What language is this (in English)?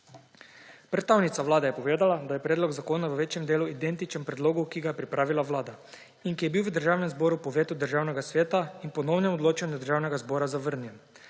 Slovenian